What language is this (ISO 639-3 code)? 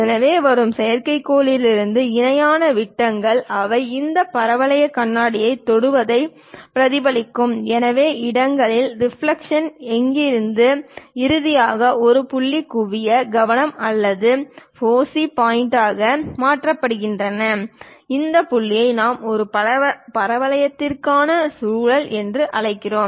tam